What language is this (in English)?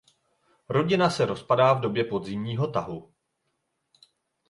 Czech